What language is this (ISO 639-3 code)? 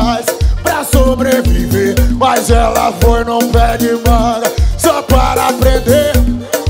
por